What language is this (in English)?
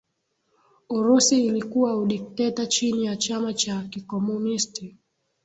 Swahili